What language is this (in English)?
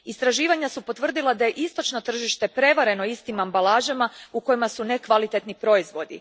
Croatian